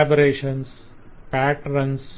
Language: Telugu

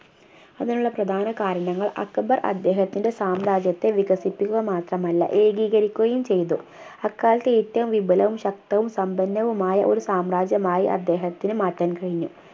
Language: Malayalam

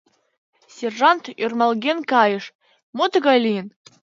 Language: Mari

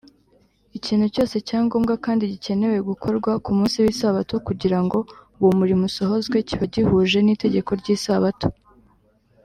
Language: Kinyarwanda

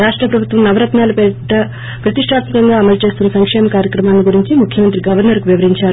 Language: Telugu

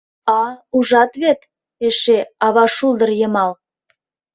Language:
Mari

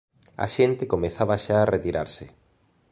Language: Galician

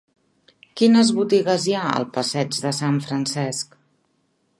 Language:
Catalan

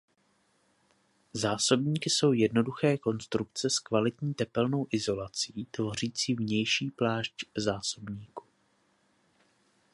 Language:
Czech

